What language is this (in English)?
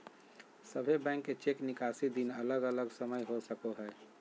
Magahi